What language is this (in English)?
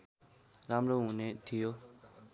Nepali